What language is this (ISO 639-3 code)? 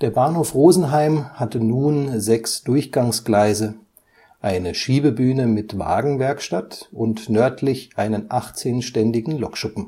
deu